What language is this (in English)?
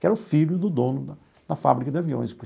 Portuguese